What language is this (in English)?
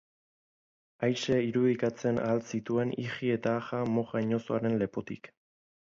Basque